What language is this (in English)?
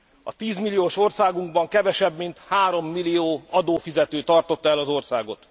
Hungarian